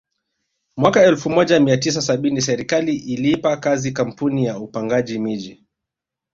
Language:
Swahili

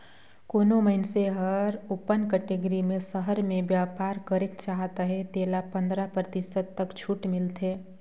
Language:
Chhattisgarhi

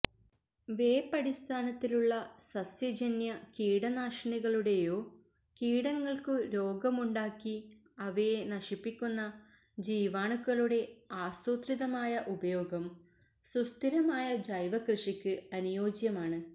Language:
Malayalam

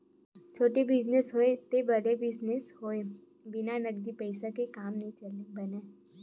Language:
Chhattisgarhi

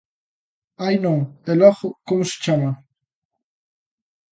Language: Galician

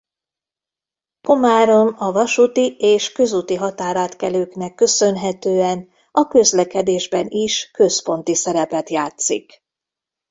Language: Hungarian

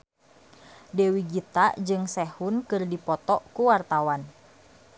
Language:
Sundanese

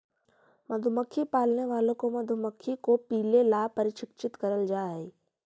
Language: Magahi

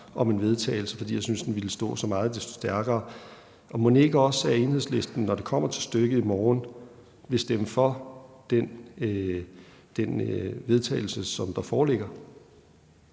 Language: Danish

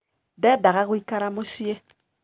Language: Kikuyu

